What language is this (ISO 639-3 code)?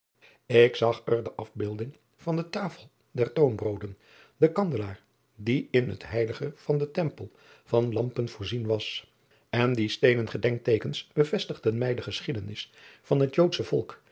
nld